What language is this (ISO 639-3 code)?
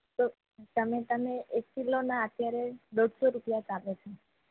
guj